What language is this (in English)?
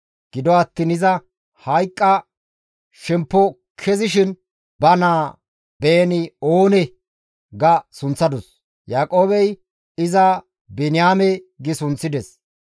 Gamo